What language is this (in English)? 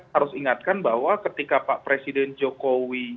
Indonesian